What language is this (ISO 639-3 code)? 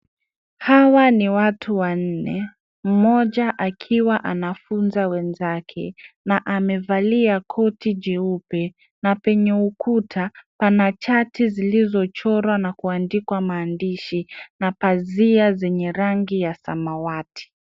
swa